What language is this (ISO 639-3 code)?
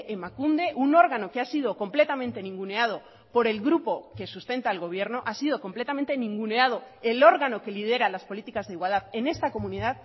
spa